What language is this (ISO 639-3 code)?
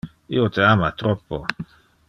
ina